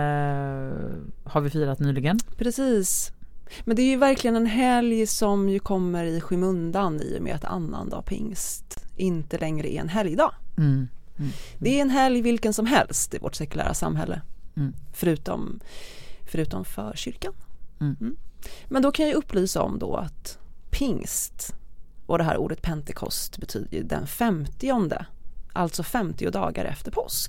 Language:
Swedish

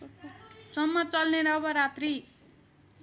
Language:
Nepali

